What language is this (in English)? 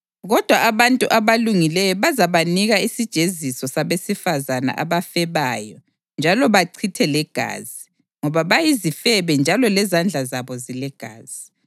North Ndebele